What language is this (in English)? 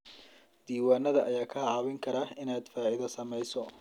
Somali